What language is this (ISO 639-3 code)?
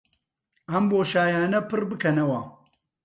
ckb